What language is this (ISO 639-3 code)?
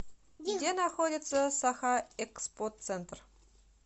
rus